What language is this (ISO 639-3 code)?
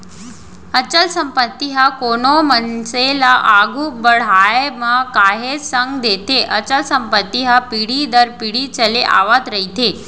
hne